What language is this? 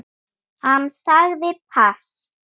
Icelandic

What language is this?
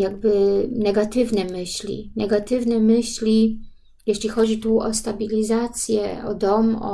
Polish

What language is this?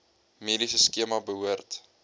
Afrikaans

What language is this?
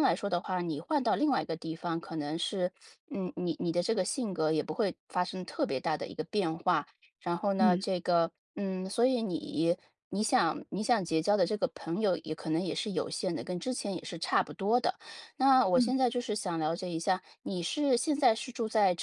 Chinese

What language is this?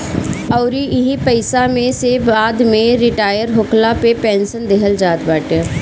Bhojpuri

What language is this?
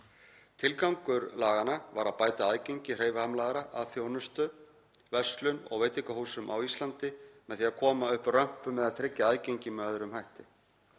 Icelandic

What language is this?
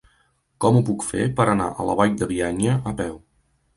Catalan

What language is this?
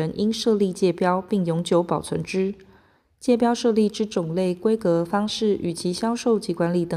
Chinese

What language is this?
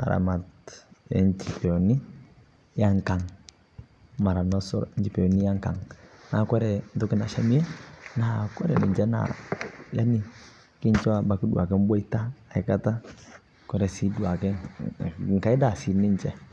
Masai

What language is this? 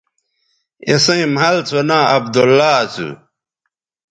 Bateri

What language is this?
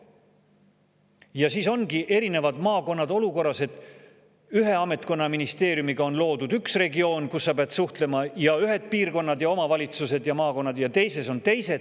Estonian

